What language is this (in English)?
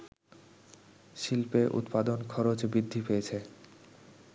Bangla